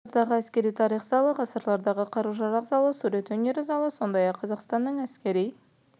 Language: Kazakh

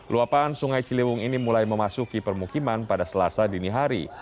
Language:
Indonesian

